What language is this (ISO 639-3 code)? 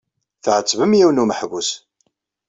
kab